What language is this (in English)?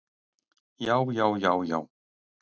Icelandic